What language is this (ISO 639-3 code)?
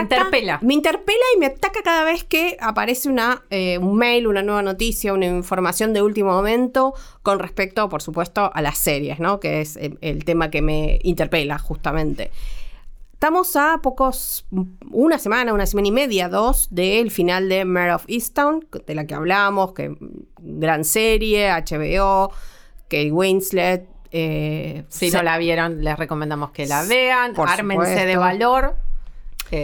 spa